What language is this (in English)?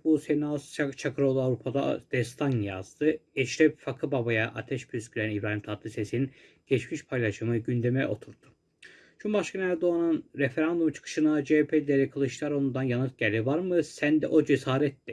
Turkish